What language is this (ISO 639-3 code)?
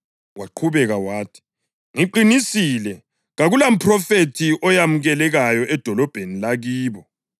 nde